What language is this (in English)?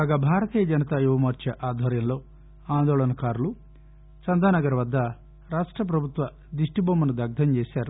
Telugu